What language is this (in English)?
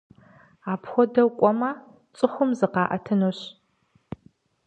Kabardian